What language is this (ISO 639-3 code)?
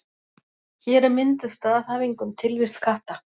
isl